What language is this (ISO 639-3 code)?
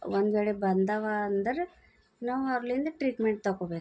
kan